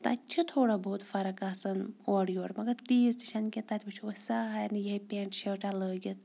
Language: Kashmiri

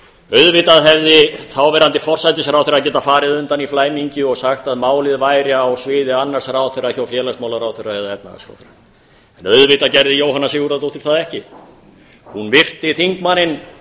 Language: Icelandic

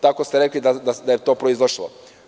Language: Serbian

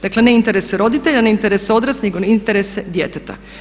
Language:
Croatian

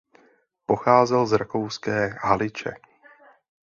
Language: Czech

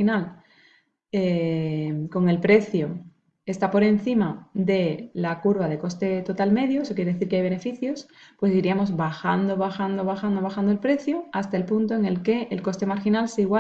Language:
Spanish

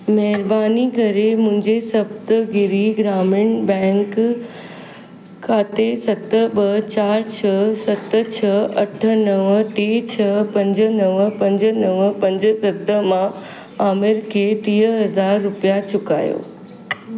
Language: Sindhi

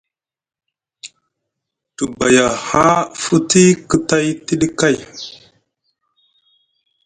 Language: Musgu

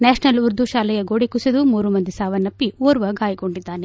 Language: Kannada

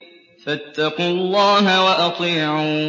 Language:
Arabic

